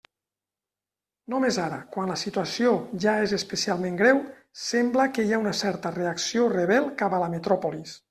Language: Catalan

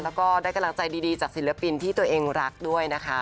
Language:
Thai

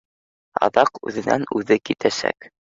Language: Bashkir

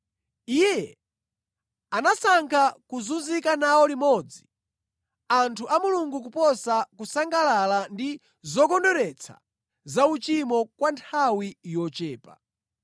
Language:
Nyanja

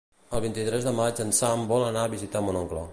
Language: Catalan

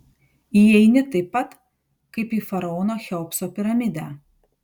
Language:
Lithuanian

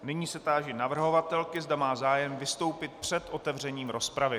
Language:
Czech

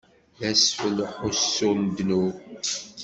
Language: Kabyle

